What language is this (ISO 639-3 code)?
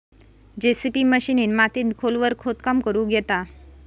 mar